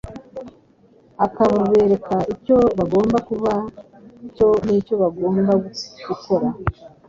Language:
Kinyarwanda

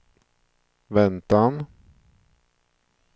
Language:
Swedish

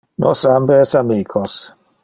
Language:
Interlingua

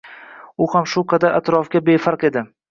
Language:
Uzbek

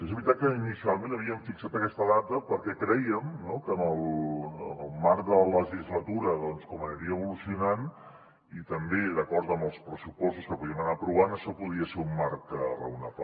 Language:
Catalan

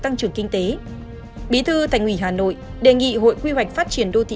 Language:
Vietnamese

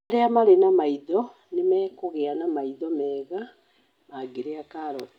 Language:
Kikuyu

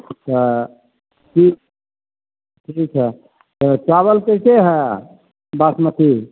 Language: Maithili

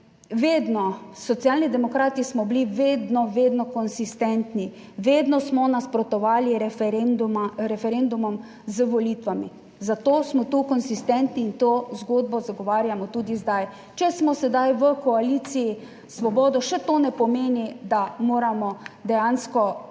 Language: Slovenian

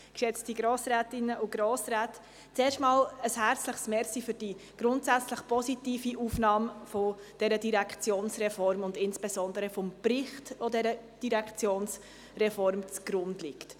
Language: Swiss German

